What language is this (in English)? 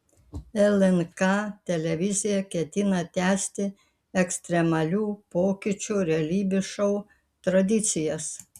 Lithuanian